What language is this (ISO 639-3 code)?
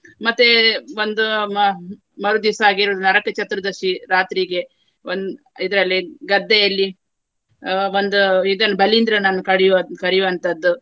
kan